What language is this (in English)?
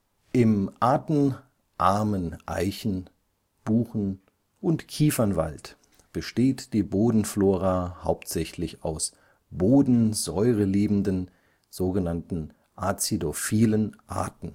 German